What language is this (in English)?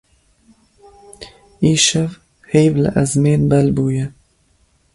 Kurdish